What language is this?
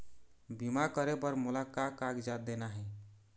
Chhattisgarhi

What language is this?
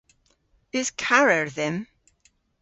Cornish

